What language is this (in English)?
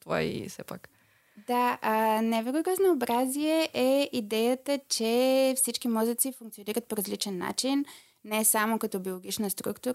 Bulgarian